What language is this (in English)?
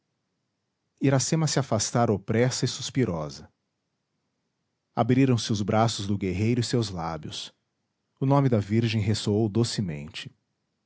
Portuguese